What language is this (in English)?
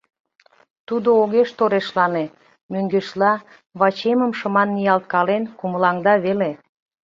Mari